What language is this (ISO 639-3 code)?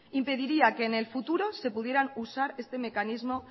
spa